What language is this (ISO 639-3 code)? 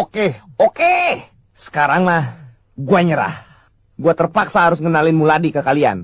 ind